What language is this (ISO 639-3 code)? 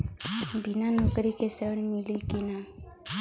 bho